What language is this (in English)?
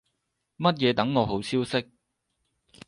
Cantonese